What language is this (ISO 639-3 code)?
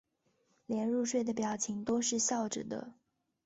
zho